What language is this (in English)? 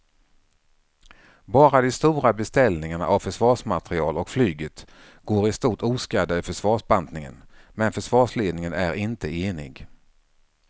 Swedish